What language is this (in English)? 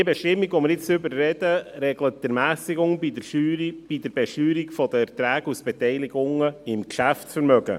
Swiss German